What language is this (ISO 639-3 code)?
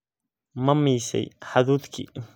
som